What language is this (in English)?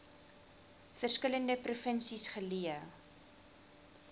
Afrikaans